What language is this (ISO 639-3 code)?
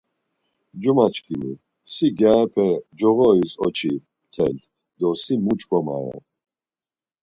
lzz